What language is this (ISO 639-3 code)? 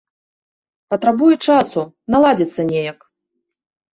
bel